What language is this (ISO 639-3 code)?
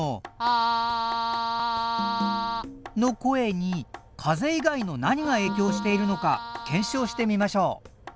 jpn